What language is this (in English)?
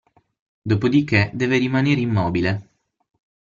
Italian